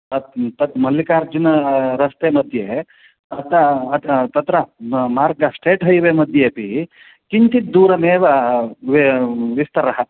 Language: Sanskrit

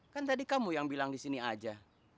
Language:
Indonesian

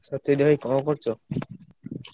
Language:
Odia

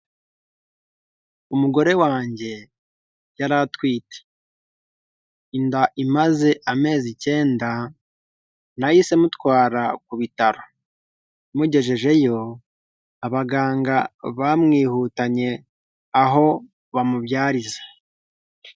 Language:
Kinyarwanda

